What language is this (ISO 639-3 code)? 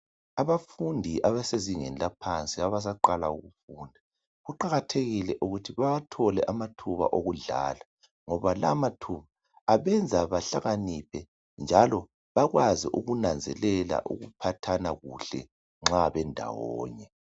nde